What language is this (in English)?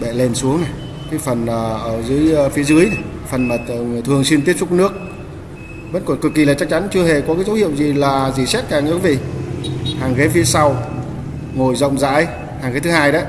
Vietnamese